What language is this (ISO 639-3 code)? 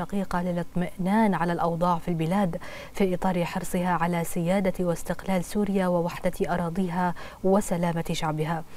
ara